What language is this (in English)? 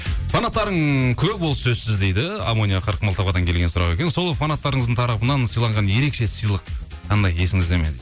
Kazakh